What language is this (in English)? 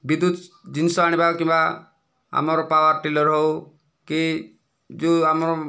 Odia